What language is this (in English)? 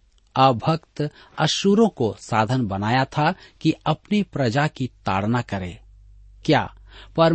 Hindi